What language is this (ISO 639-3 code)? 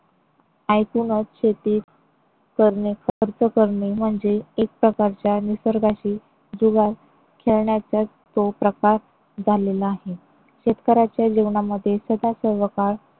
mar